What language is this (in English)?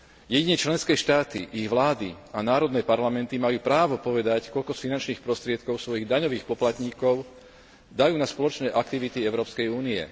Slovak